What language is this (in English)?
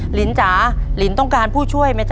Thai